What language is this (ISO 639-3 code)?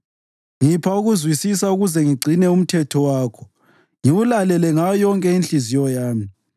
nde